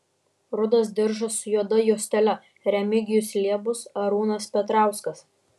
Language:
Lithuanian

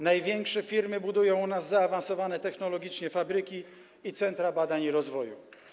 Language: Polish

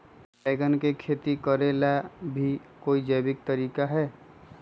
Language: Magahi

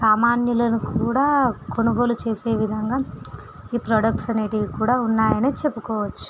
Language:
Telugu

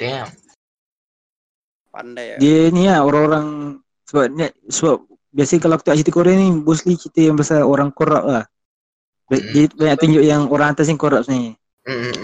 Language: Malay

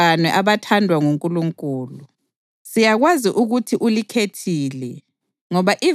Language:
North Ndebele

